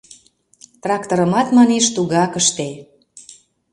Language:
Mari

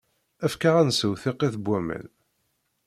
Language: Kabyle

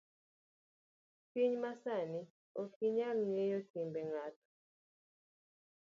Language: Luo (Kenya and Tanzania)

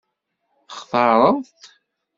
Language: Kabyle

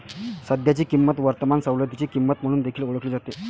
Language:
Marathi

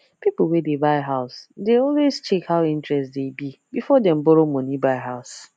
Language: Nigerian Pidgin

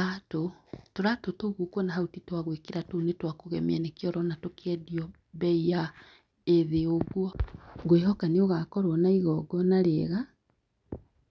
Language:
Kikuyu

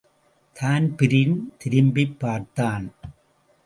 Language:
Tamil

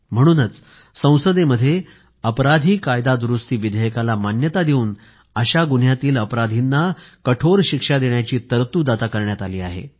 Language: Marathi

